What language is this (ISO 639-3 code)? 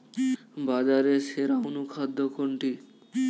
ben